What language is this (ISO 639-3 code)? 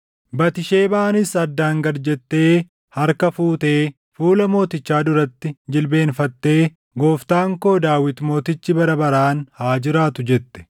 orm